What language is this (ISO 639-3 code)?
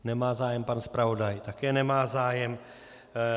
ces